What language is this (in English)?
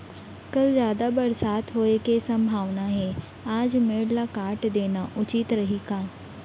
Chhattisgarhi